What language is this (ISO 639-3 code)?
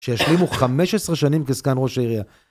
heb